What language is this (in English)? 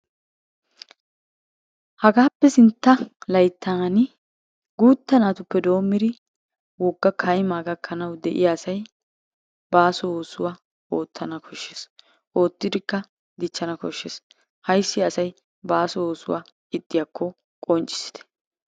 Wolaytta